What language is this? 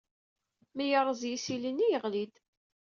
Kabyle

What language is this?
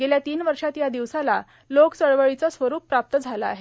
Marathi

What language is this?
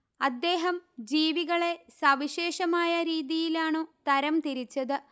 Malayalam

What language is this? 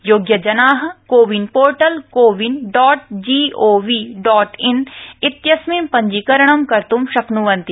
Sanskrit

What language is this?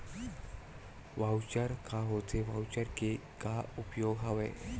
Chhattisgarhi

